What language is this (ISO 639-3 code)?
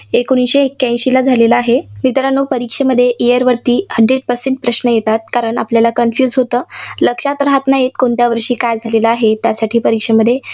mar